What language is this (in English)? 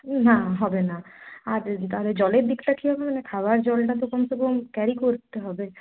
Bangla